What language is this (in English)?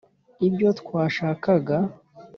Kinyarwanda